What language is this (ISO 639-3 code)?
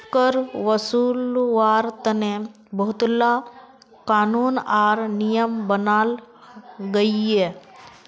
mag